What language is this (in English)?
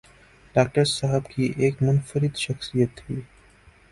Urdu